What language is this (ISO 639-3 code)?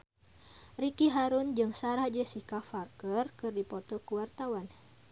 sun